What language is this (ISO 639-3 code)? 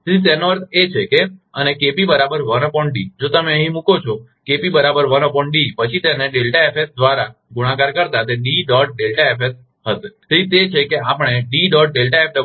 guj